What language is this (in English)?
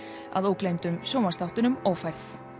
Icelandic